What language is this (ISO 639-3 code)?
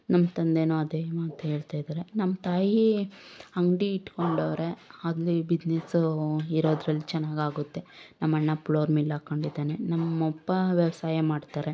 kan